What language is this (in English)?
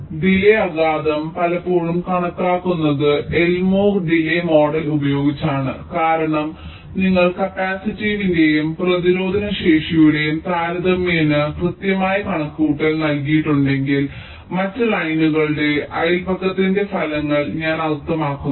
Malayalam